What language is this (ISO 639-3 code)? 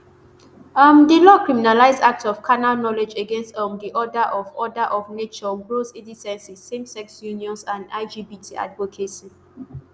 pcm